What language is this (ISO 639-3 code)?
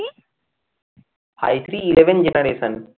ben